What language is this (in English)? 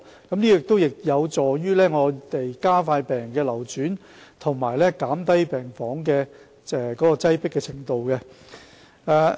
Cantonese